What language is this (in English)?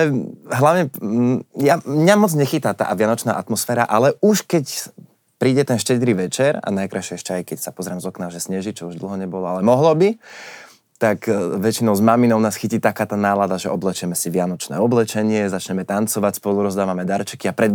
Slovak